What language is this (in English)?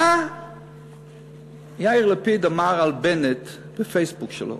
Hebrew